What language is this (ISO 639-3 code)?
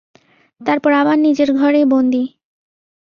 ben